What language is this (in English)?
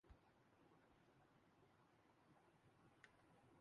Urdu